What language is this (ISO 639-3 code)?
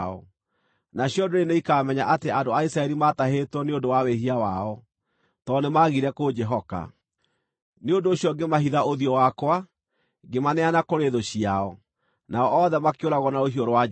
kik